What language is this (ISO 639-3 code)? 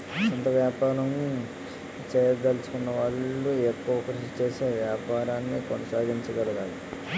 tel